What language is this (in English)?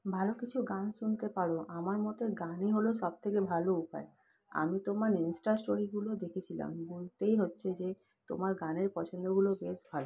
Bangla